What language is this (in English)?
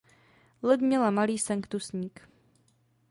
Czech